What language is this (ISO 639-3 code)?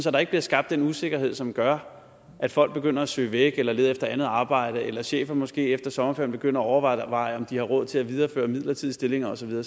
dan